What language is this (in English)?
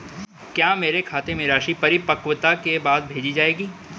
Hindi